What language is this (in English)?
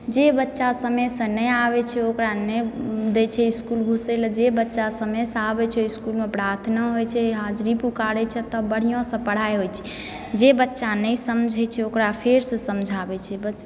Maithili